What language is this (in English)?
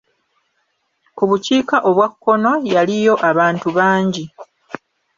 Ganda